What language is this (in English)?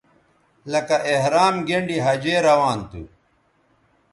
Bateri